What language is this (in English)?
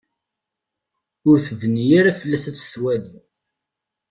Kabyle